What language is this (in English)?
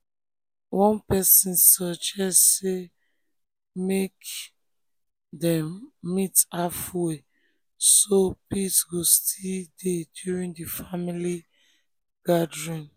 Nigerian Pidgin